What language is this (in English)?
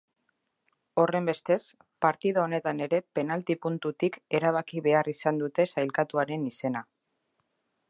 Basque